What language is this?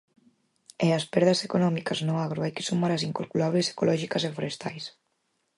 Galician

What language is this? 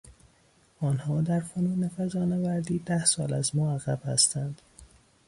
Persian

